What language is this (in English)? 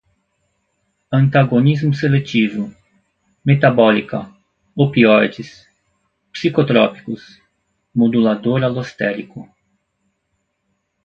Portuguese